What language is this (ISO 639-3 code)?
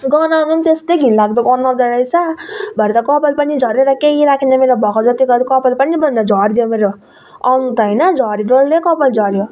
nep